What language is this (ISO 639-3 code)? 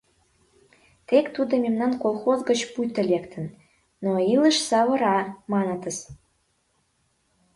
chm